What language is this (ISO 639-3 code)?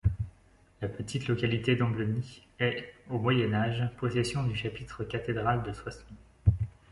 fra